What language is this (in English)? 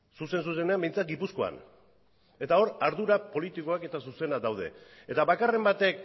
Basque